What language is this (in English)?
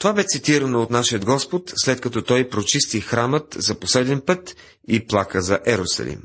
Bulgarian